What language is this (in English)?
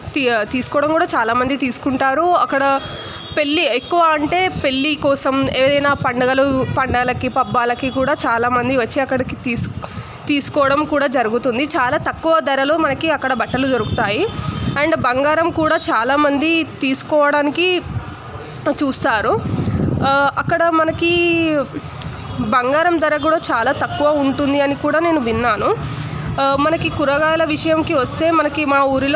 Telugu